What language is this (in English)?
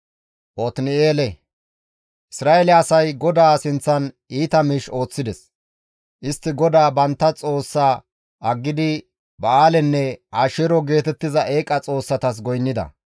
Gamo